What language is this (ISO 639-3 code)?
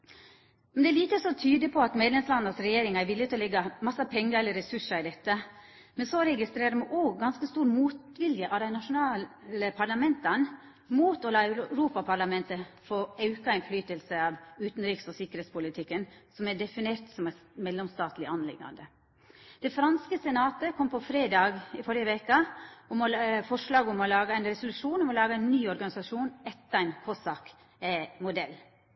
nno